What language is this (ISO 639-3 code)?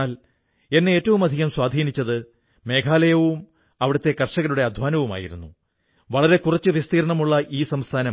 mal